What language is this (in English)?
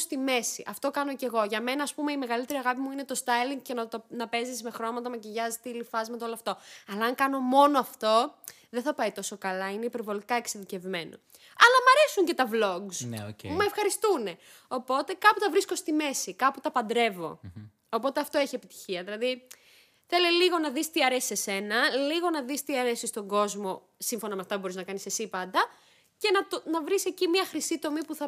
Greek